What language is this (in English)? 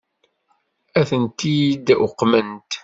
Kabyle